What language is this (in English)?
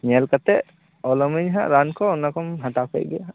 Santali